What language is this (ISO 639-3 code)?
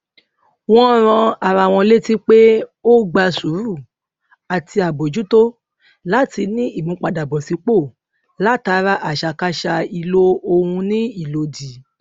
yor